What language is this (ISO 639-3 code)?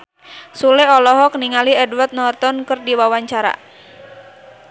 sun